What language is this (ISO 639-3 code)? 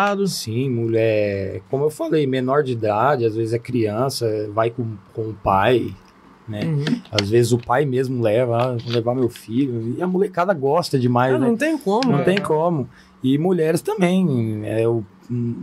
por